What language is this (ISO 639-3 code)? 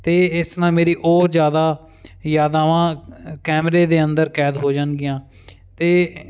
pan